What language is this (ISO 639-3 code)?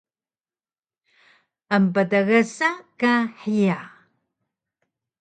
trv